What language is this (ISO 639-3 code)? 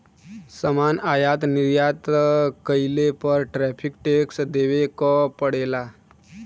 bho